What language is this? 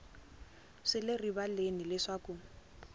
Tsonga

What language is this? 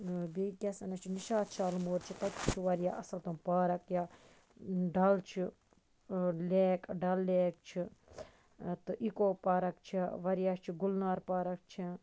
Kashmiri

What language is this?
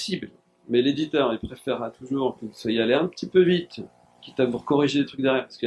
French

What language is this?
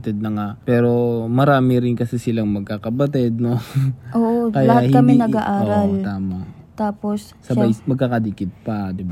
Filipino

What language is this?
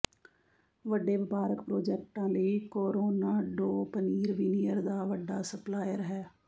Punjabi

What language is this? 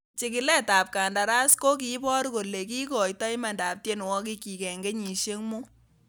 Kalenjin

